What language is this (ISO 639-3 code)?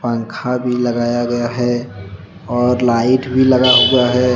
hin